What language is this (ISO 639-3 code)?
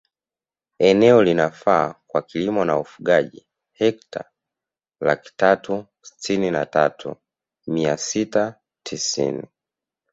swa